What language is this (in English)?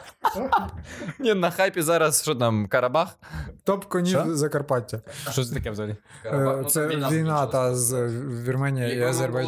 Ukrainian